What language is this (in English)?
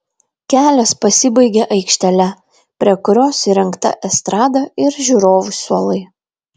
Lithuanian